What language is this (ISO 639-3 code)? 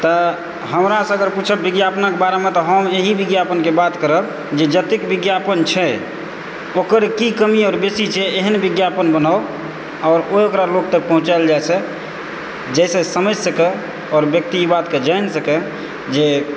mai